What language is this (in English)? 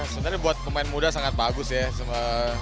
Indonesian